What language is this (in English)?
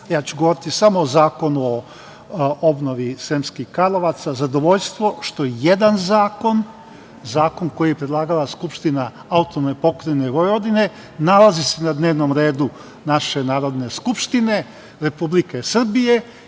Serbian